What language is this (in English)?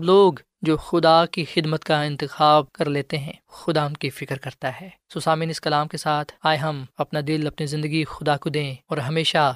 Urdu